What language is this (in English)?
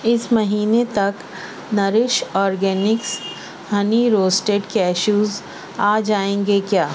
Urdu